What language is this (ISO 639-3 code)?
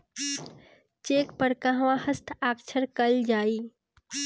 bho